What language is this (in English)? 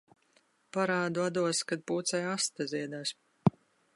Latvian